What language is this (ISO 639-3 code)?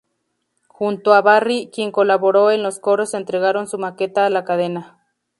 spa